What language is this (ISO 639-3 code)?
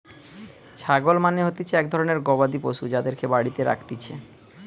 ben